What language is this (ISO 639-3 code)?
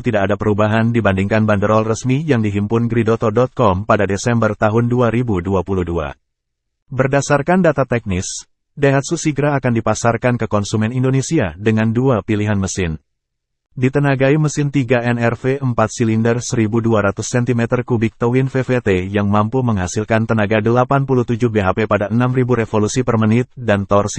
ind